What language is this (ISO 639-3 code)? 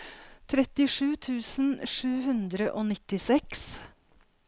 nor